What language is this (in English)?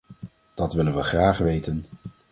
Dutch